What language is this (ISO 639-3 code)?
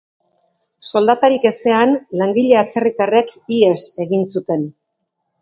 eus